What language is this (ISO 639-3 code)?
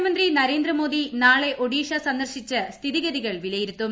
mal